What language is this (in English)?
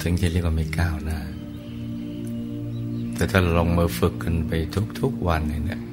Thai